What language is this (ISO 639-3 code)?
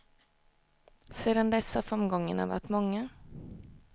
swe